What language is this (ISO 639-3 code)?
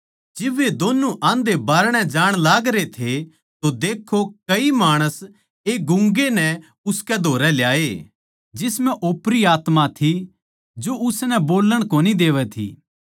bgc